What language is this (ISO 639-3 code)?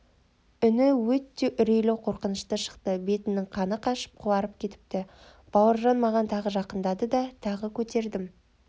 kaz